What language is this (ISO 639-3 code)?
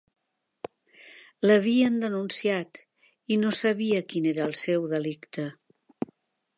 cat